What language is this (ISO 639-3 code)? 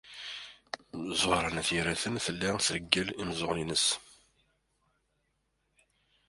kab